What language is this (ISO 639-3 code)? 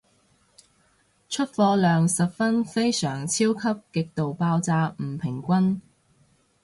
yue